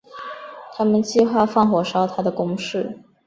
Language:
Chinese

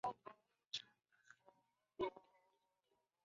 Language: Chinese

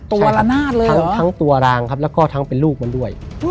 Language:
Thai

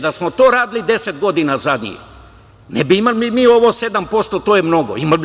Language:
Serbian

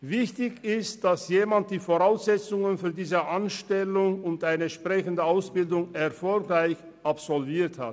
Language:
Swiss German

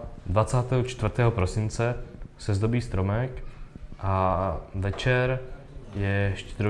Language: Czech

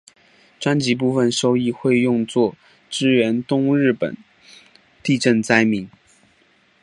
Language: Chinese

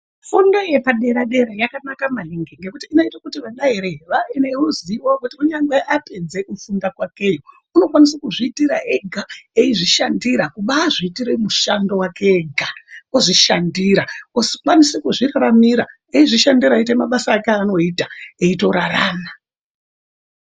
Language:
Ndau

